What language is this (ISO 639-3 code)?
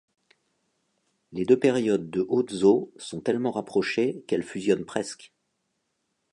fra